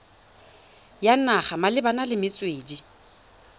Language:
Tswana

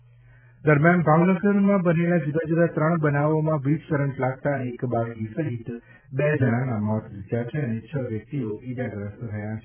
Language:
Gujarati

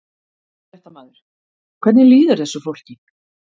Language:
Icelandic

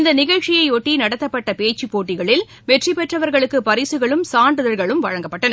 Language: Tamil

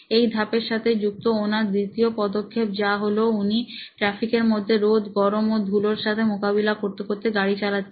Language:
Bangla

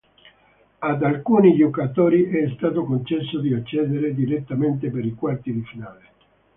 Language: Italian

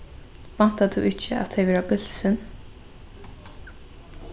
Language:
Faroese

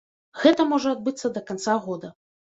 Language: Belarusian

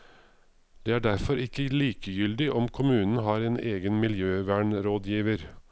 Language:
Norwegian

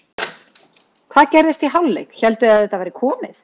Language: Icelandic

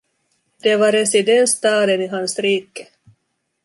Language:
Swedish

